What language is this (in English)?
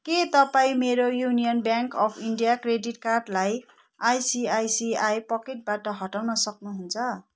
Nepali